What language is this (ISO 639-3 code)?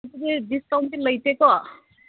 mni